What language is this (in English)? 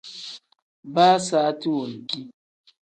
Tem